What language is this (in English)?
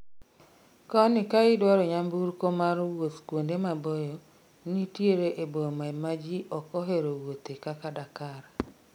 Luo (Kenya and Tanzania)